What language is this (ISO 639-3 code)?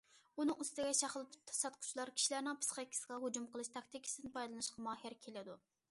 uig